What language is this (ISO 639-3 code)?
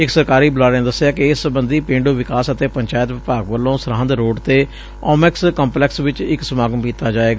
pan